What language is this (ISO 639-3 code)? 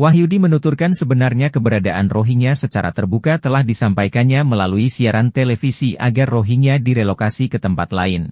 ind